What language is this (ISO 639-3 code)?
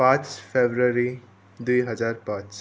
nep